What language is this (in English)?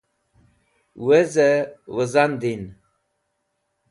Wakhi